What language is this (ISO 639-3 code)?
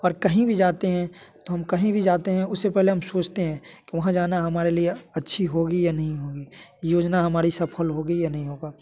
hin